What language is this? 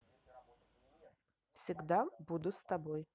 Russian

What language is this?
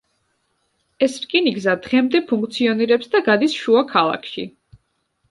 Georgian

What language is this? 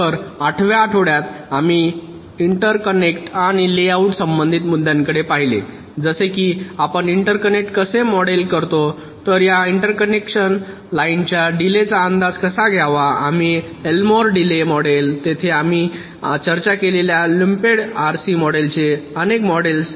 Marathi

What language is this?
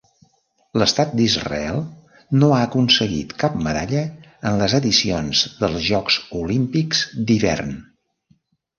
Catalan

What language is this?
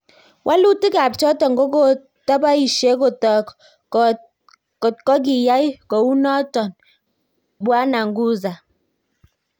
Kalenjin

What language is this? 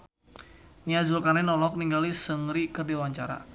Sundanese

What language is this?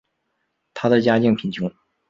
Chinese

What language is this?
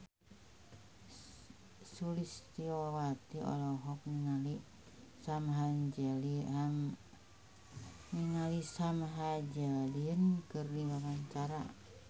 Sundanese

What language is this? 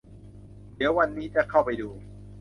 Thai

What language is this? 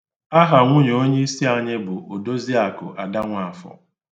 Igbo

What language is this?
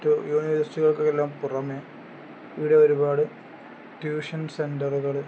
Malayalam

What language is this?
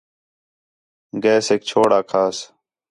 Khetrani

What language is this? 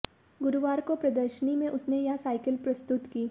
Hindi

